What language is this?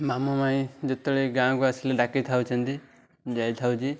Odia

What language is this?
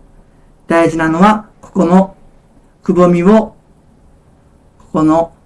Japanese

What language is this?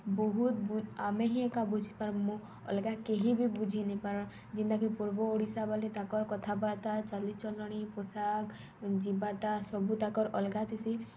Odia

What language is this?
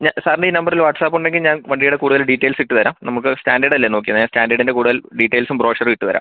Malayalam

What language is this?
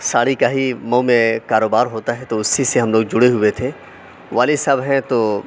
Urdu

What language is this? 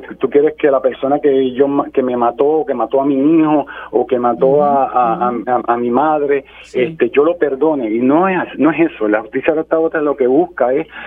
Spanish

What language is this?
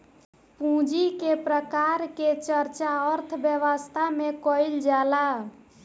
Bhojpuri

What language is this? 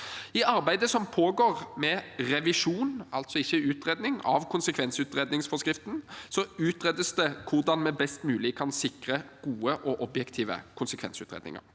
Norwegian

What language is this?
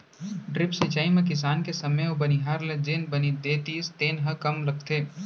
Chhattisgarhi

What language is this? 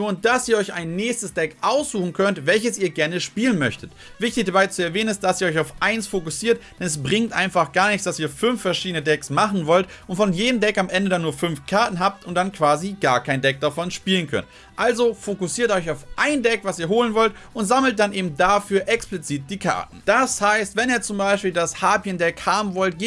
German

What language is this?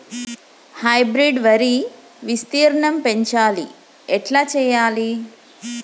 Telugu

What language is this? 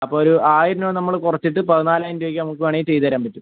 Malayalam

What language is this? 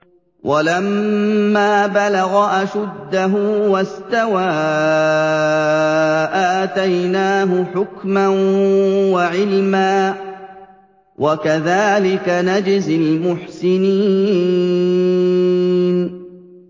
Arabic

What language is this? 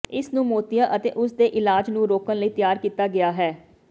Punjabi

